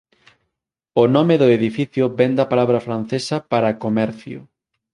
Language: Galician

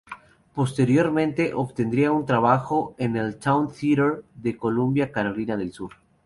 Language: Spanish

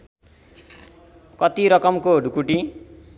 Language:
Nepali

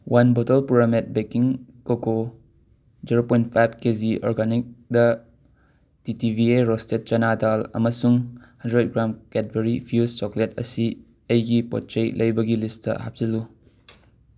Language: Manipuri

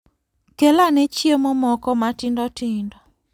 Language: Luo (Kenya and Tanzania)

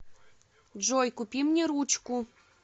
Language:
Russian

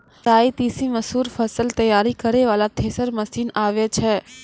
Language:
Maithili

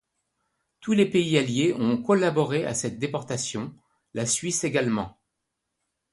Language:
French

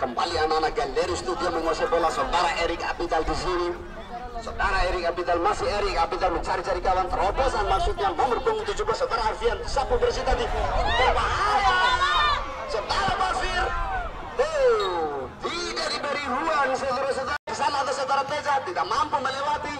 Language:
Indonesian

